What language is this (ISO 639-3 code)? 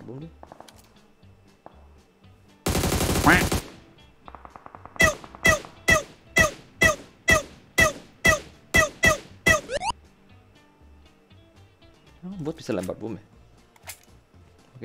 ind